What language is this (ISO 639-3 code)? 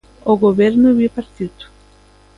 glg